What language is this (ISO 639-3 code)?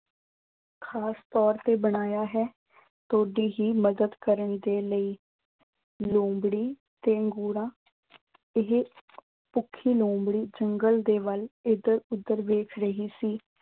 pan